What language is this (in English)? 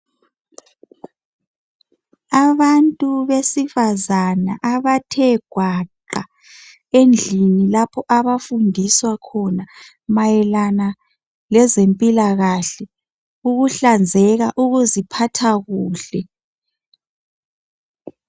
North Ndebele